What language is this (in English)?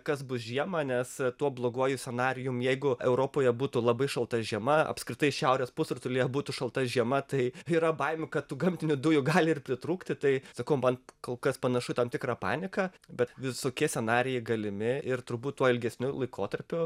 Lithuanian